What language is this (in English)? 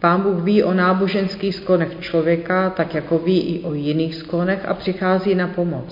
Czech